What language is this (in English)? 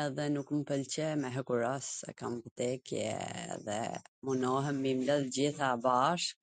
Gheg Albanian